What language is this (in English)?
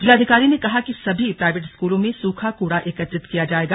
Hindi